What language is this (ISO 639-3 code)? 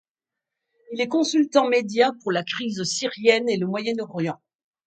fra